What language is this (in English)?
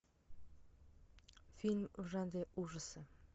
Russian